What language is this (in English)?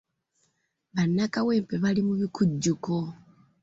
Ganda